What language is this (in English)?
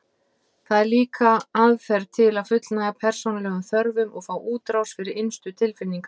Icelandic